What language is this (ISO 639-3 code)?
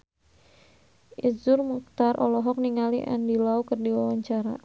sun